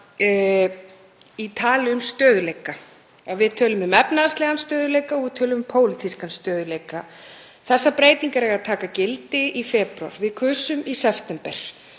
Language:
Icelandic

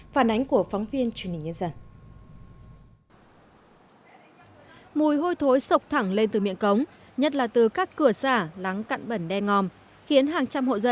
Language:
Vietnamese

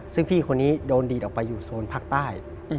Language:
Thai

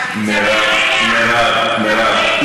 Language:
Hebrew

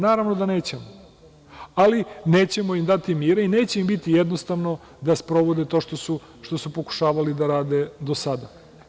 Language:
Serbian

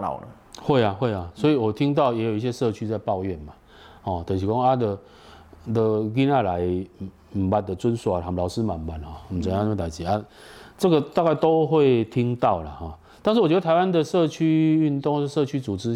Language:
Chinese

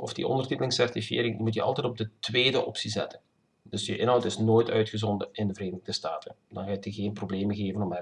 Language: Dutch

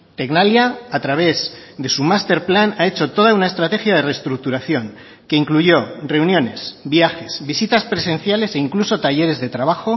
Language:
Spanish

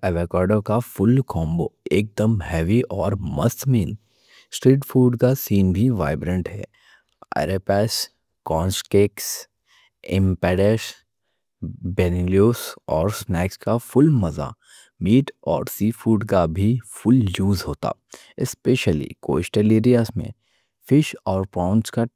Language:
Deccan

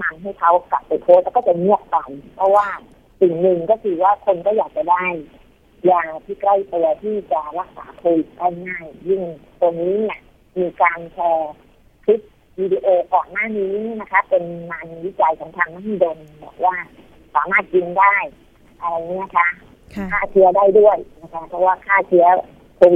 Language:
Thai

